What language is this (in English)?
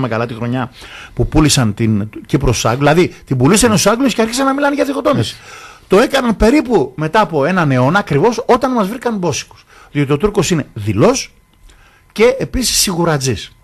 Greek